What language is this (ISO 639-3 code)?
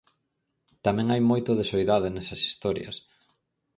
glg